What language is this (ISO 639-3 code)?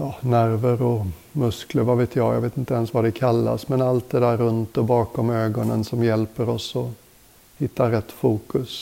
swe